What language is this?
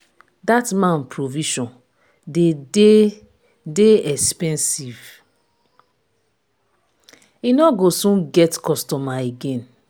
Nigerian Pidgin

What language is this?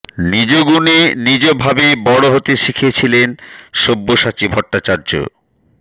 Bangla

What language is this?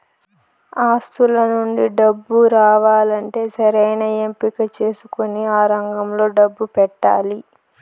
Telugu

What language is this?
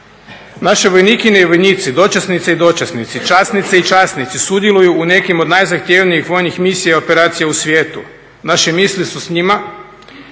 Croatian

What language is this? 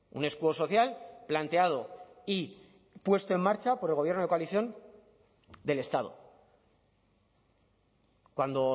Spanish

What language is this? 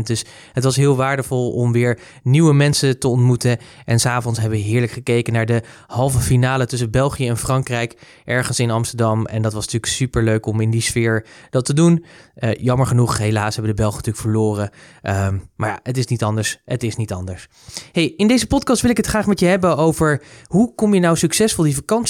Dutch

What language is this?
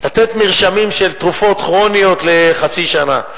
Hebrew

